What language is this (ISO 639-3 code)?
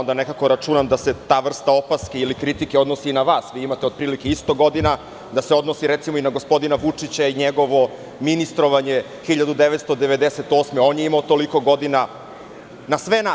srp